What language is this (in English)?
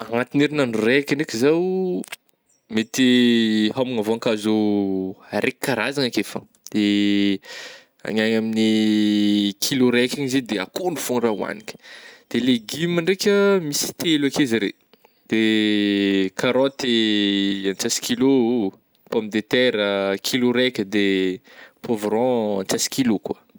Northern Betsimisaraka Malagasy